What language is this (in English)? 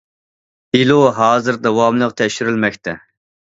Uyghur